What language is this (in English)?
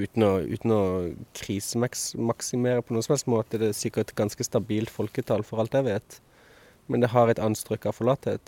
Swedish